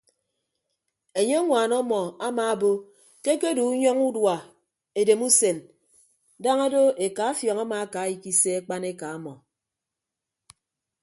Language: Ibibio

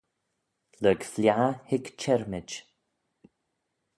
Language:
Manx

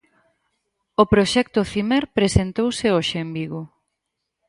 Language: Galician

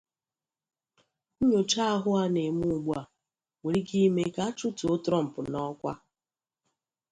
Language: Igbo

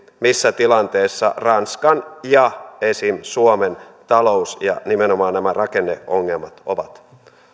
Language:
Finnish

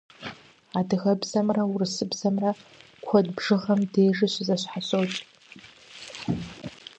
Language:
Kabardian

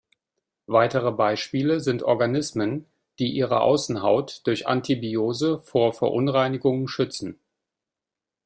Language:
German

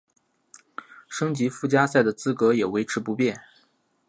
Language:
Chinese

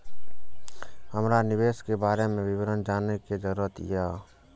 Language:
Maithili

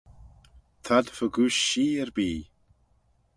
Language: Manx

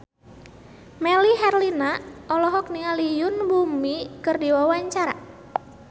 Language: Sundanese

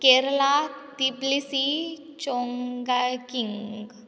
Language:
Marathi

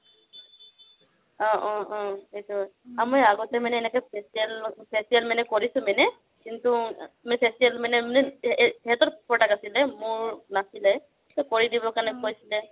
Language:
Assamese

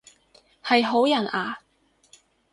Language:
Cantonese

